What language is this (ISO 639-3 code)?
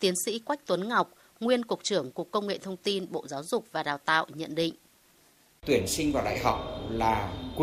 vie